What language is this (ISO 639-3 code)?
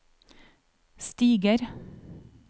nor